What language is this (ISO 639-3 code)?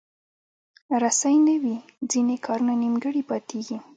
pus